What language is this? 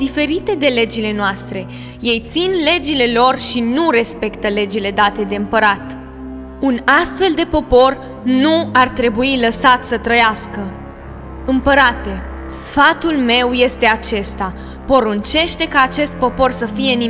Romanian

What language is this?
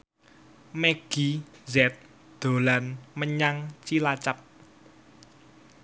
Javanese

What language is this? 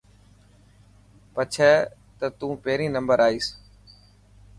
Dhatki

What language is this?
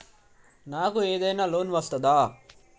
Telugu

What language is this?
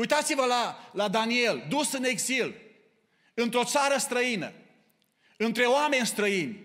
Romanian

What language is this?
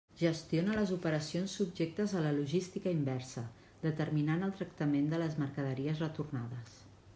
Catalan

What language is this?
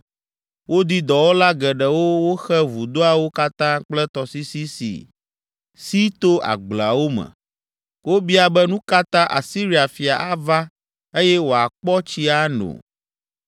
Ewe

